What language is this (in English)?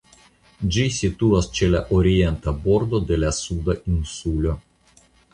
Esperanto